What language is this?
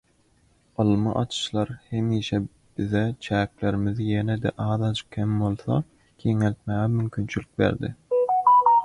Turkmen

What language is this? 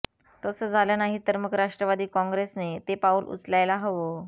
Marathi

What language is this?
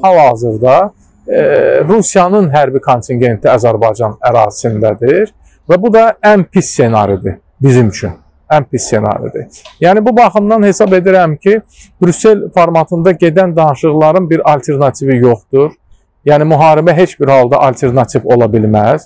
Turkish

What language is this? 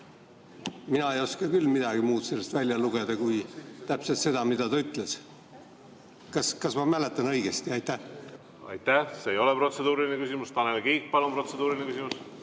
Estonian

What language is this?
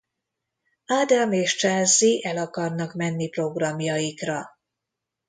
Hungarian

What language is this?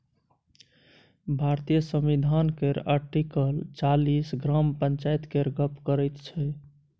Maithili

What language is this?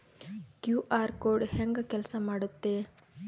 Kannada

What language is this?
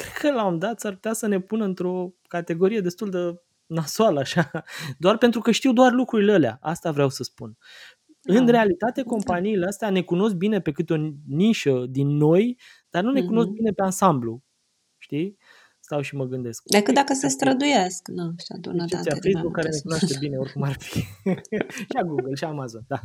Romanian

